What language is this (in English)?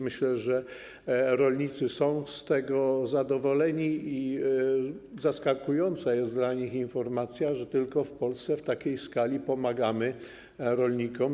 Polish